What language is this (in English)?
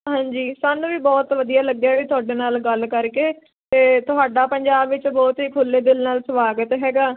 Punjabi